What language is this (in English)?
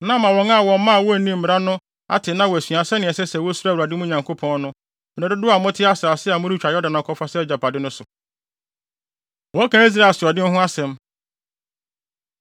Akan